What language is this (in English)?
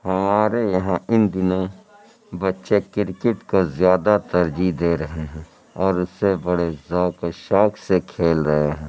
Urdu